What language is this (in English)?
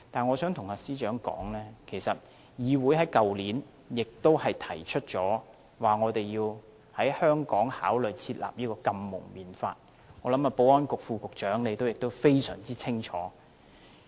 Cantonese